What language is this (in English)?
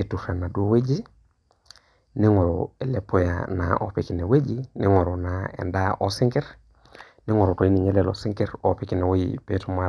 Masai